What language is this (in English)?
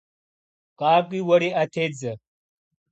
Kabardian